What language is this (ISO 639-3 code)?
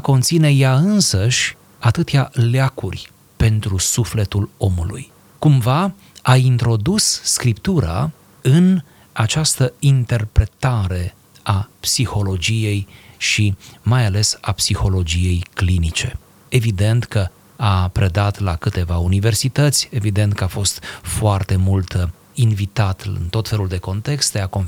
ron